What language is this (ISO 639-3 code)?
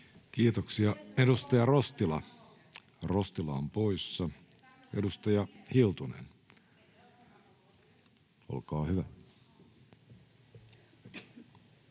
fin